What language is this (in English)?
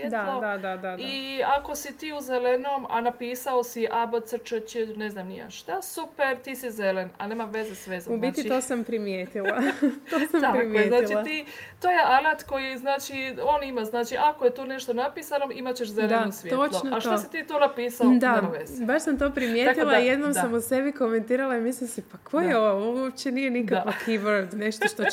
Croatian